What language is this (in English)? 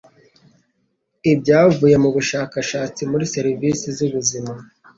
Kinyarwanda